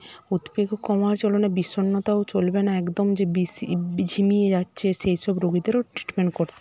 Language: Bangla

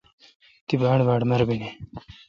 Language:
Kalkoti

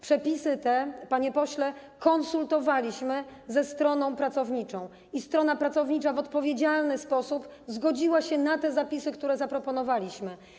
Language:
Polish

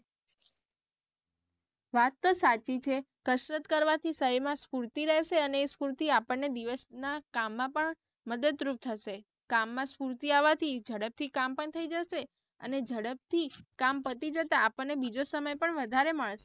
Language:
Gujarati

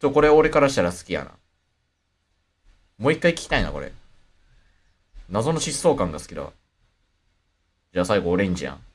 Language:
Japanese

